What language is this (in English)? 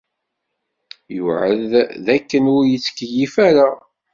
Kabyle